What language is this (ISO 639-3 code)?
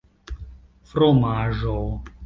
epo